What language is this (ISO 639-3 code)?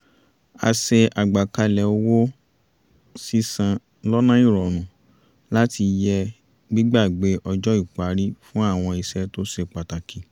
yor